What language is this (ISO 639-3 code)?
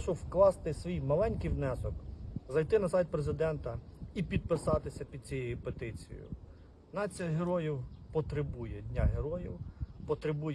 ukr